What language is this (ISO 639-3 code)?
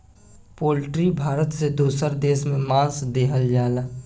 bho